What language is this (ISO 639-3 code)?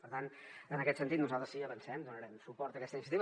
cat